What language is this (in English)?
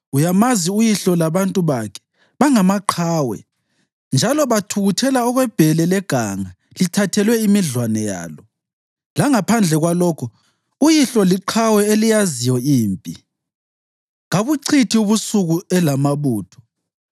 North Ndebele